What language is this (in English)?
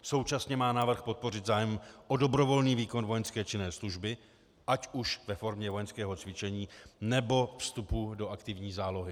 Czech